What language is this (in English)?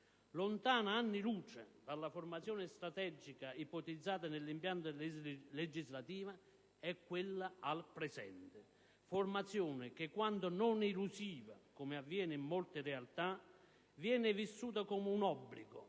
Italian